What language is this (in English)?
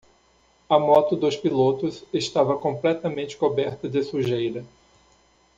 Portuguese